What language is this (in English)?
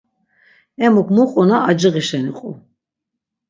Laz